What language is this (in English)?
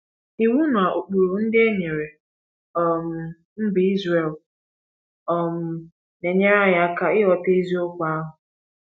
Igbo